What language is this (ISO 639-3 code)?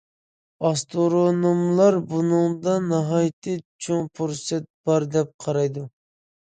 uig